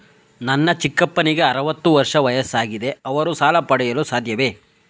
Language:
Kannada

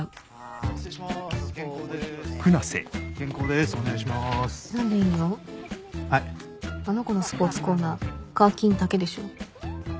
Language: Japanese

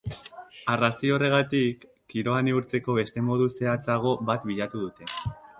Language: Basque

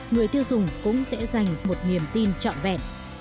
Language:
Vietnamese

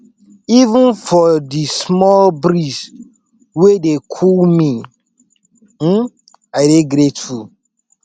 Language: Nigerian Pidgin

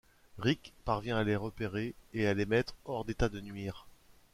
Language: French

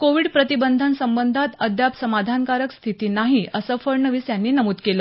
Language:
Marathi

